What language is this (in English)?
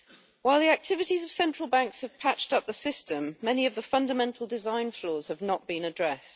English